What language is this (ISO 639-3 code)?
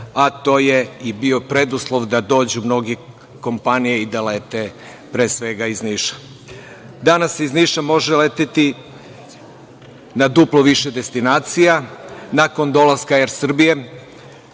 srp